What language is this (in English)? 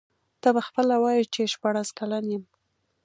Pashto